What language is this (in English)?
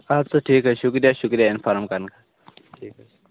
Kashmiri